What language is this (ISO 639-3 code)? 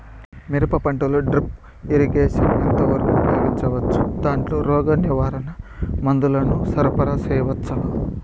tel